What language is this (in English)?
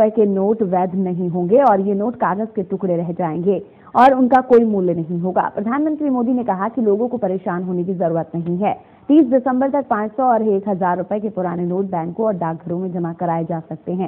Hindi